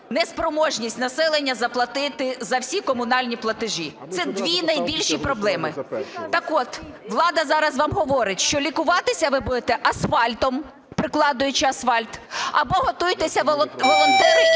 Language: Ukrainian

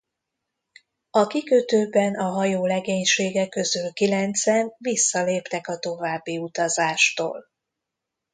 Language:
Hungarian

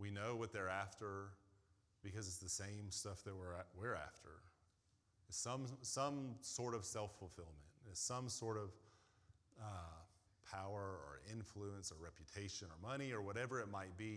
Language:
English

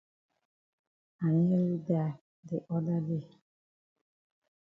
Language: Cameroon Pidgin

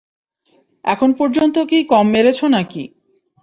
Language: Bangla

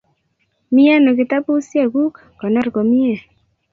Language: Kalenjin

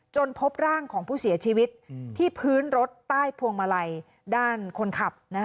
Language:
Thai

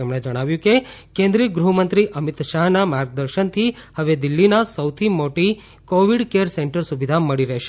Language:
Gujarati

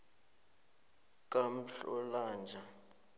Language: South Ndebele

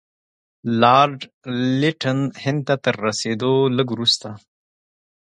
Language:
Pashto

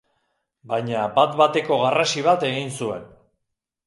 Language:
Basque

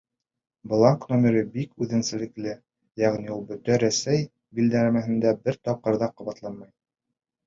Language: Bashkir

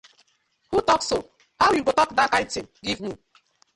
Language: Nigerian Pidgin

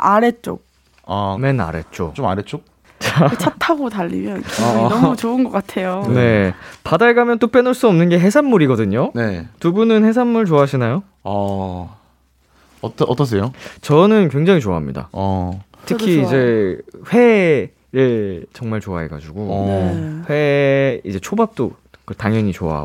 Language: Korean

